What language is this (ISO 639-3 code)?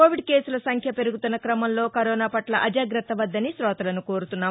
tel